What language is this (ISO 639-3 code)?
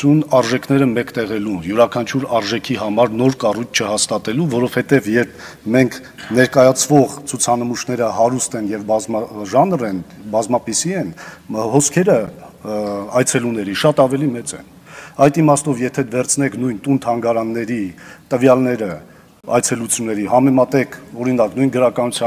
ron